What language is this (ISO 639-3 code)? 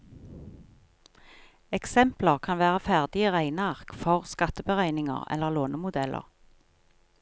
nor